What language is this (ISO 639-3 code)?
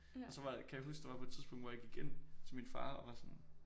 dan